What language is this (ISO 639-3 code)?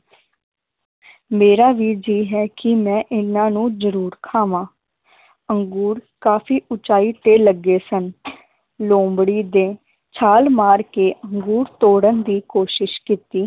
pan